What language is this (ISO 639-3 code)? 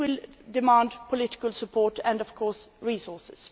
eng